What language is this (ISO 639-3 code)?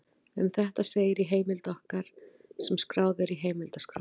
isl